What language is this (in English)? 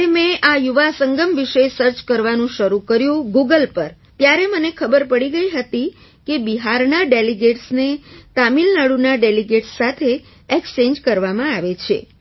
Gujarati